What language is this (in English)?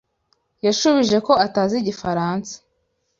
Kinyarwanda